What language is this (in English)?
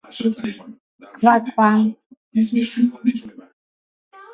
Georgian